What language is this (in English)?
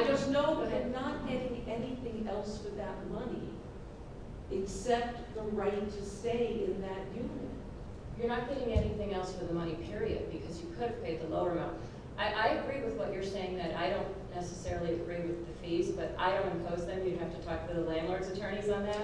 English